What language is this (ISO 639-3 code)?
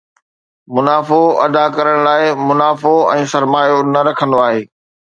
snd